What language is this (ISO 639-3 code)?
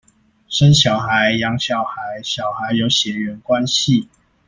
zho